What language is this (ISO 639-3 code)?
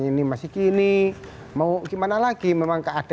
ind